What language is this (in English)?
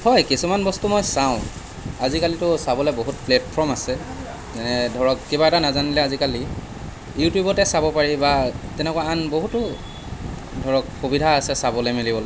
Assamese